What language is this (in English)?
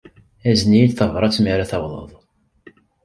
Kabyle